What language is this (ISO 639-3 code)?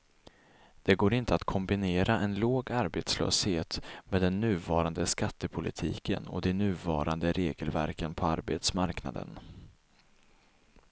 swe